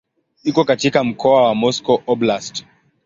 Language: Swahili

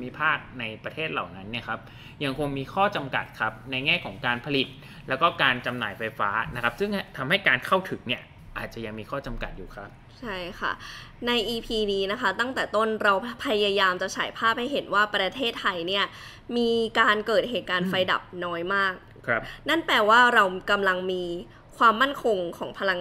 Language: Thai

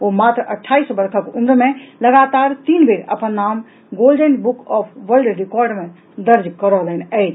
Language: Maithili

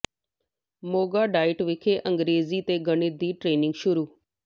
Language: Punjabi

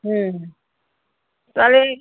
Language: Bangla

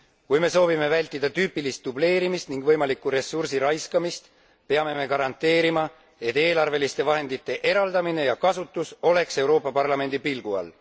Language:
Estonian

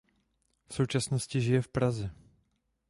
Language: Czech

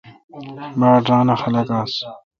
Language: Kalkoti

